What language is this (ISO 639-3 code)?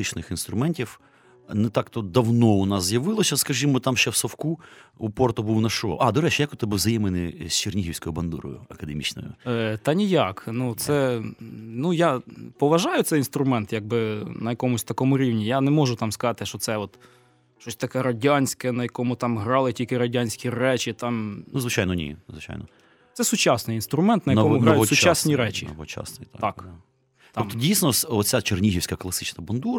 ukr